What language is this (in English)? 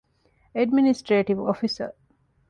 Divehi